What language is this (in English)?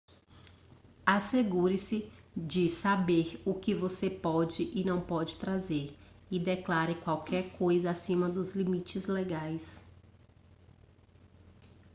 Portuguese